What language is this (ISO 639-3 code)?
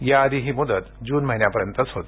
mar